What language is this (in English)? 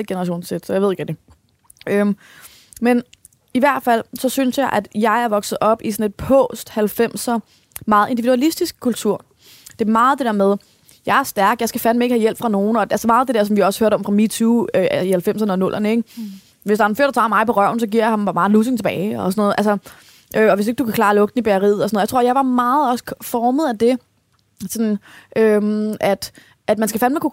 Danish